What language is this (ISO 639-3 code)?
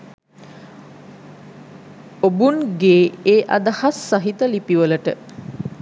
sin